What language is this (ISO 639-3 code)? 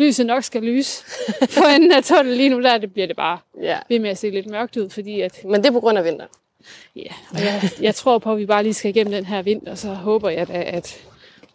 dan